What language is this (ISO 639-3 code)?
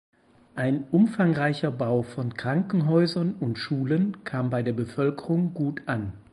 deu